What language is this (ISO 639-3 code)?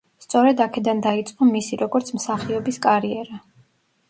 kat